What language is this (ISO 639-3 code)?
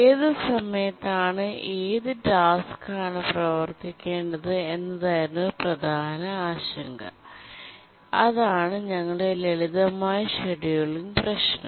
mal